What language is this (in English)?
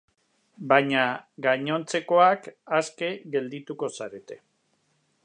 Basque